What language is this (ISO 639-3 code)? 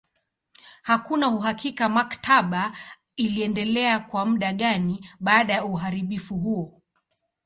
swa